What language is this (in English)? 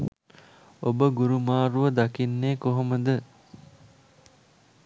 Sinhala